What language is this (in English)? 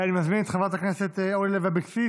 Hebrew